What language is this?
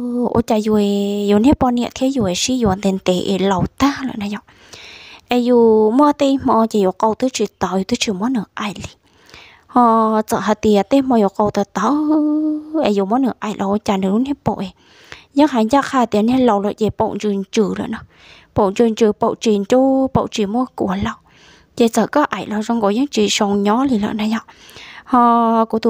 Vietnamese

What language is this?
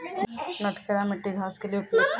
Maithili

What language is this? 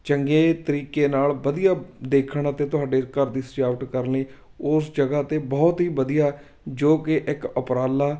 Punjabi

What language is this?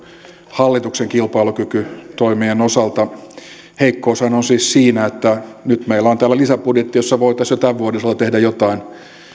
Finnish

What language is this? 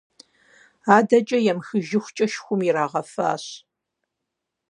Kabardian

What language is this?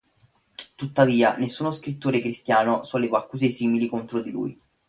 Italian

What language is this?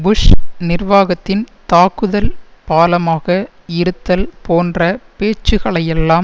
Tamil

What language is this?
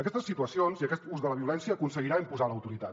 Catalan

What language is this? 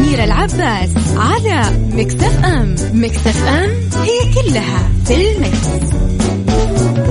Arabic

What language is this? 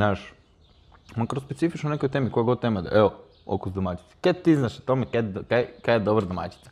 Croatian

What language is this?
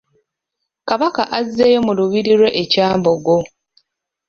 Ganda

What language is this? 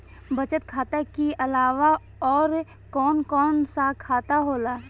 Bhojpuri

